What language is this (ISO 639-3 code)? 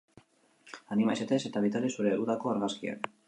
eus